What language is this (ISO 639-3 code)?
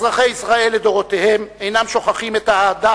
heb